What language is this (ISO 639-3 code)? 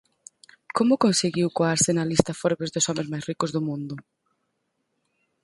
glg